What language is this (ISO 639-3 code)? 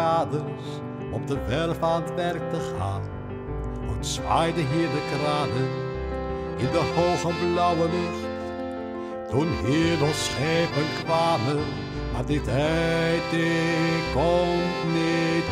nld